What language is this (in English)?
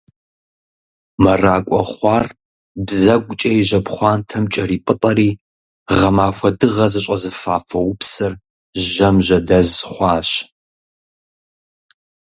Kabardian